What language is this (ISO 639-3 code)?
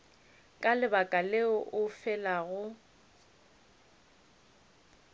nso